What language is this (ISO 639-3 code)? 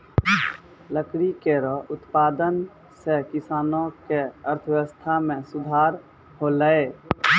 mai